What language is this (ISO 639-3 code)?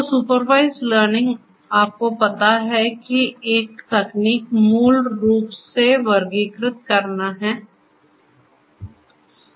hin